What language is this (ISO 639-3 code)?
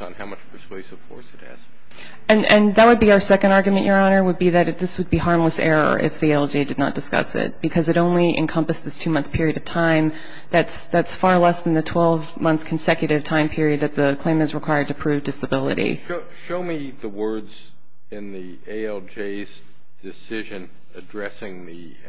eng